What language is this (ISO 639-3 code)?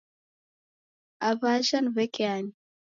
dav